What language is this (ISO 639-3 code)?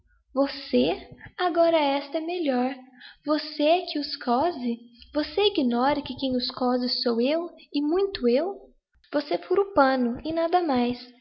por